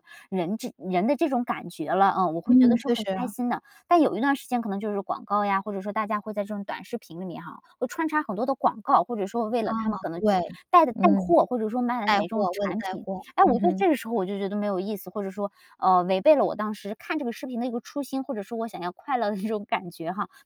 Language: Chinese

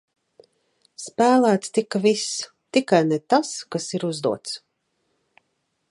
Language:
Latvian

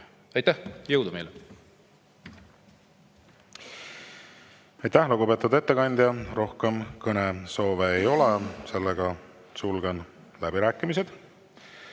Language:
Estonian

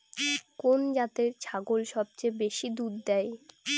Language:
Bangla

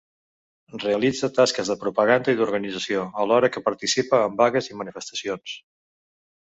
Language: Catalan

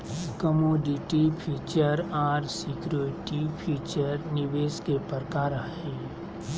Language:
Magahi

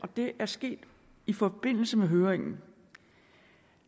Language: Danish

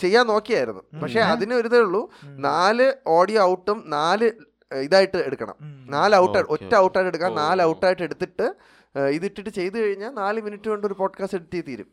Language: Malayalam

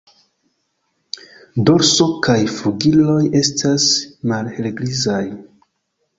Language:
Esperanto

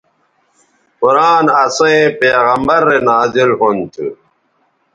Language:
Bateri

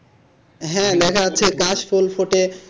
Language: Bangla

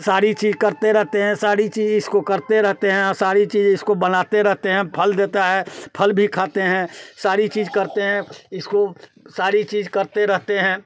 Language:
Hindi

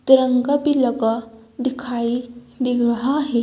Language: Hindi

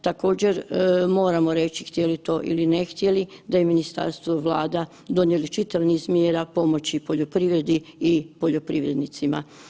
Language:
Croatian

